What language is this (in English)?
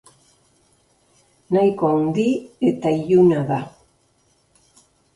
Basque